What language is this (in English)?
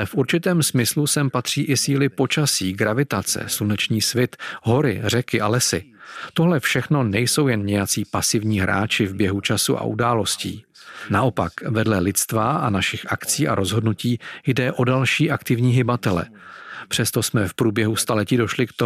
Czech